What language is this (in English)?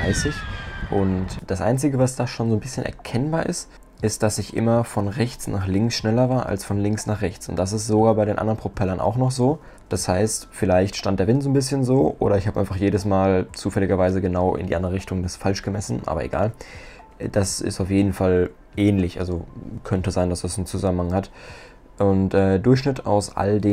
German